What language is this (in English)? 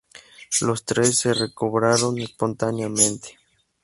Spanish